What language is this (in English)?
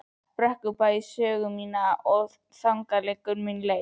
Icelandic